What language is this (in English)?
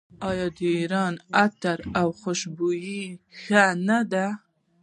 Pashto